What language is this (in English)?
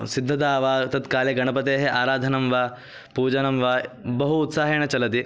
Sanskrit